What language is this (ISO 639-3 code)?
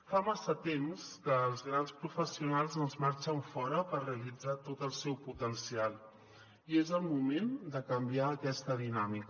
cat